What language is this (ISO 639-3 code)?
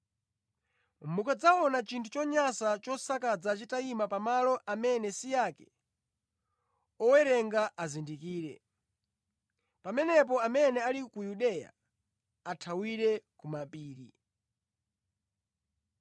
nya